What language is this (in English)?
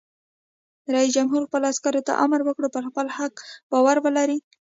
Pashto